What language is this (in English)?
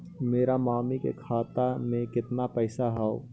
Magahi